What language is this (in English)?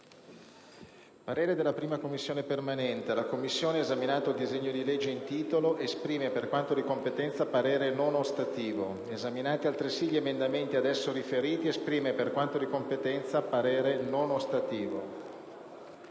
Italian